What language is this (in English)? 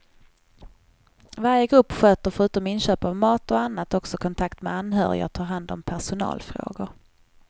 Swedish